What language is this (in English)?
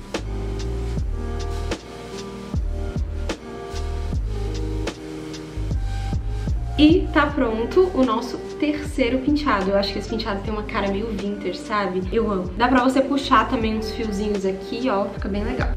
Portuguese